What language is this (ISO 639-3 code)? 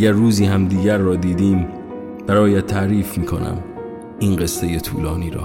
fas